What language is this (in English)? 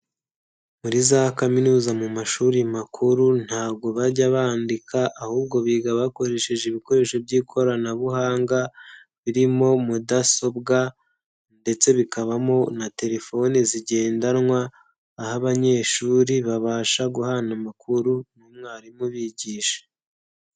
Kinyarwanda